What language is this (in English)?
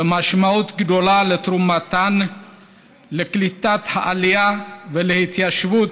Hebrew